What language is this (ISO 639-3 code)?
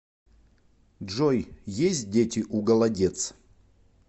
rus